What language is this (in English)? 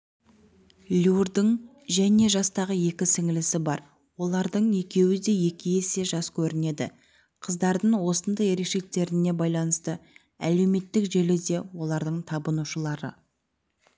Kazakh